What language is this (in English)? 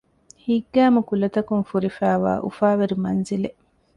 Divehi